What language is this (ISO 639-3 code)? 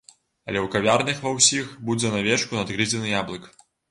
bel